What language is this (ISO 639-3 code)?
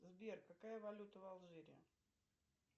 rus